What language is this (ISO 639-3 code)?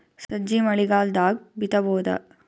kan